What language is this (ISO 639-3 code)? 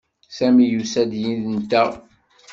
kab